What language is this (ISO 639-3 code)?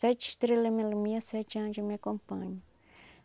por